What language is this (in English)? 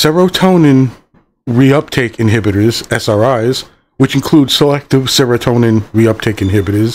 English